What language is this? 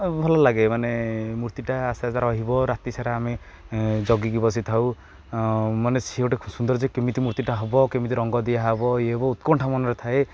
Odia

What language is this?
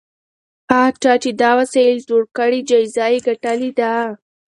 Pashto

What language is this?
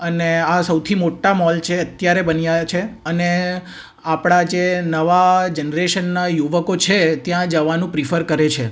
Gujarati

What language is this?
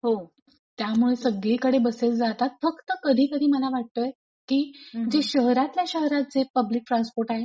Marathi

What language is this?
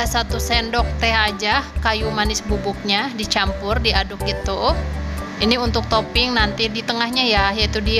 Indonesian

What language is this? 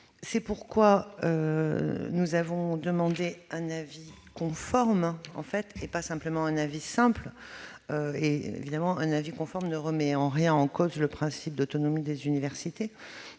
French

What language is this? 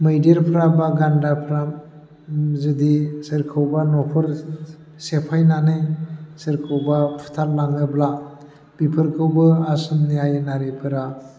Bodo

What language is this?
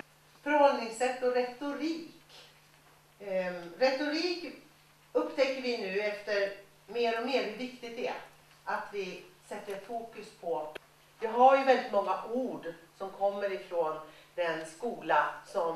Swedish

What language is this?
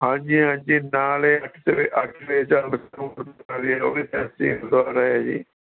Punjabi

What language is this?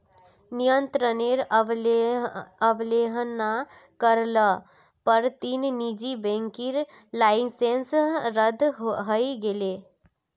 Magahi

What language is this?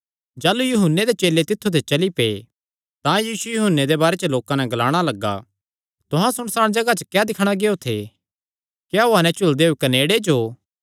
Kangri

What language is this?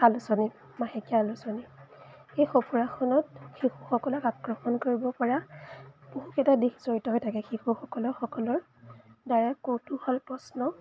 Assamese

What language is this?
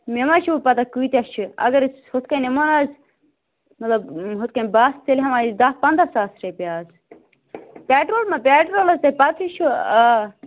Kashmiri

